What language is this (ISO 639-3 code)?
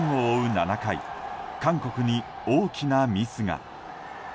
jpn